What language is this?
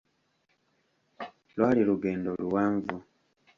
Ganda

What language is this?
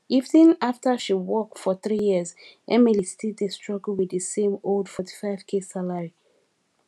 Nigerian Pidgin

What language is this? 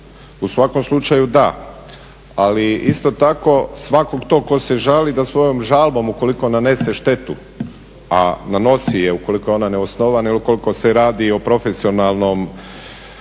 Croatian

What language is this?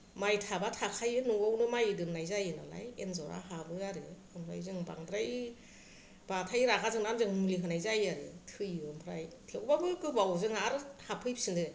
Bodo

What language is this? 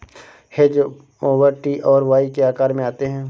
Hindi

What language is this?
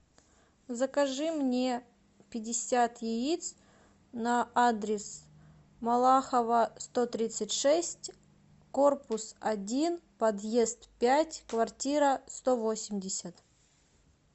Russian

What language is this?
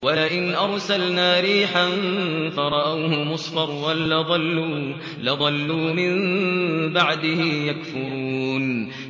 Arabic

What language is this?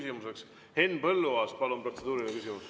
Estonian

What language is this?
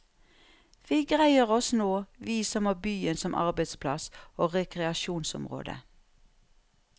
Norwegian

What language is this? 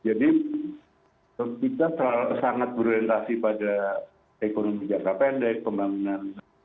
Indonesian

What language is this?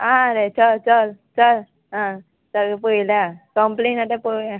Konkani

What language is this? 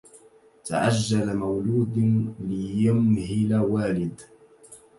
Arabic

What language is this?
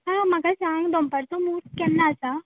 Konkani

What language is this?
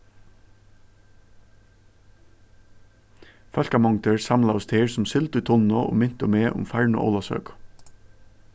Faroese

